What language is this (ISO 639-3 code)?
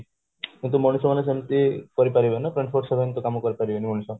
ori